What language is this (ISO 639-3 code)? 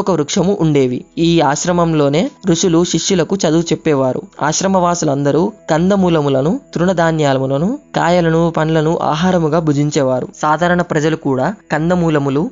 tel